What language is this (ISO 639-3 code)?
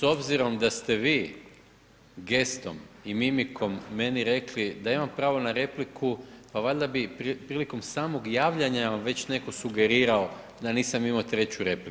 hrv